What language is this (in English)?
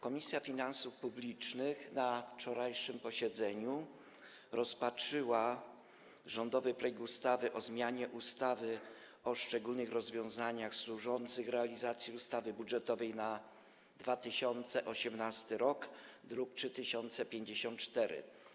Polish